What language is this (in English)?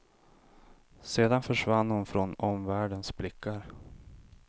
Swedish